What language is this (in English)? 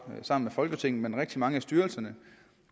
Danish